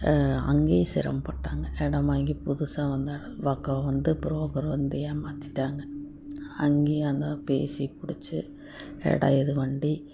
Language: Tamil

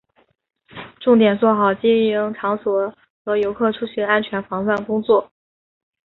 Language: Chinese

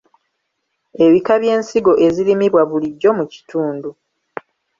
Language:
Ganda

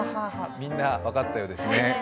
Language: Japanese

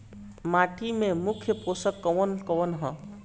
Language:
Bhojpuri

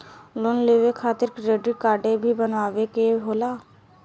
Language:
Bhojpuri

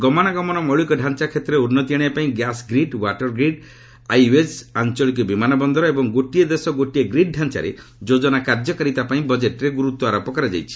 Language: Odia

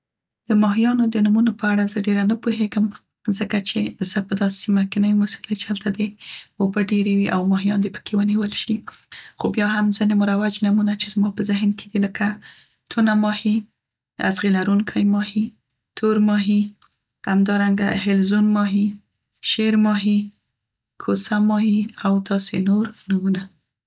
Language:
Central Pashto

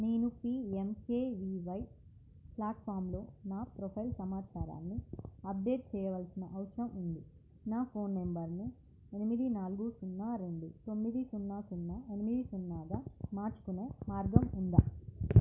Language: Telugu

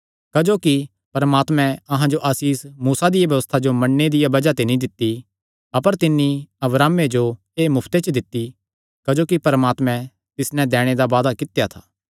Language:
Kangri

